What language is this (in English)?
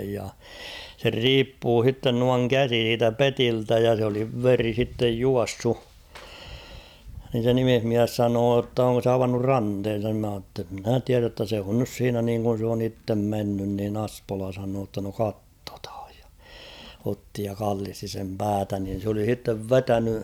Finnish